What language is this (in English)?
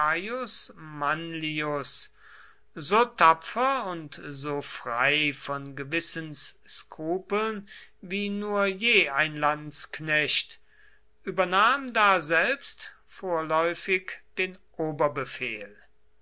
German